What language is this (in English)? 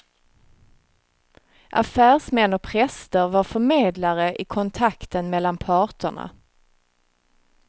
Swedish